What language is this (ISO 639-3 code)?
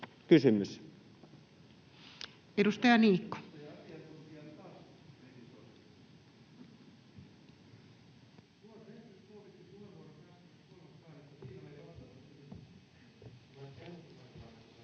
fin